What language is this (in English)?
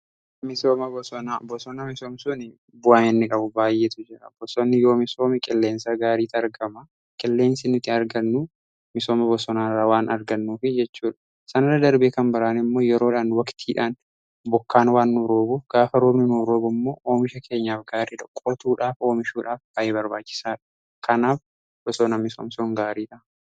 Oromo